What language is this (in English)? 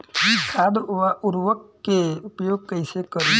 Bhojpuri